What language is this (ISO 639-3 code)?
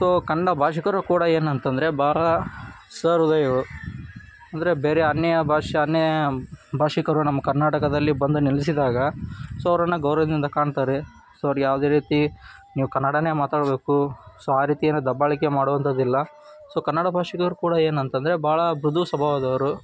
kan